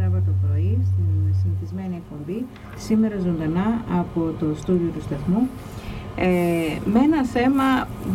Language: Greek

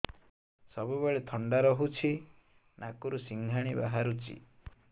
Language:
Odia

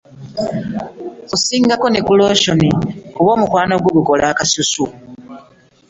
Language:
Ganda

